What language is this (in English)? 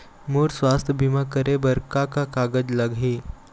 Chhattisgarhi